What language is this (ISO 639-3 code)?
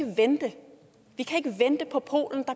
dan